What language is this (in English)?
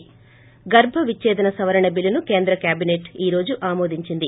Telugu